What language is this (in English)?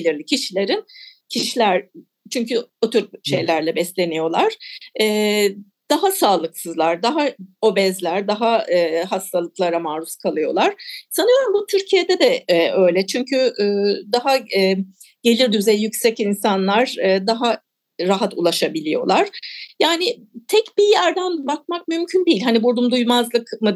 Turkish